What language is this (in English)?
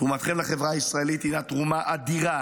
Hebrew